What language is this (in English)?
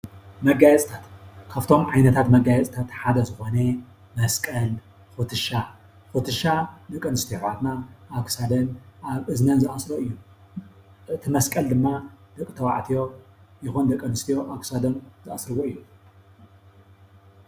Tigrinya